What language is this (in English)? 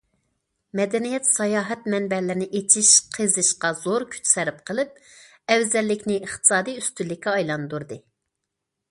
Uyghur